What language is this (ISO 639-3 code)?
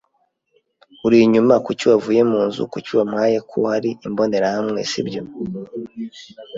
kin